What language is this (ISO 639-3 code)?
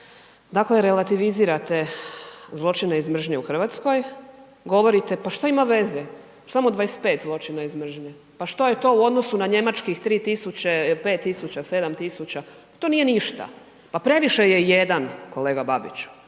hrv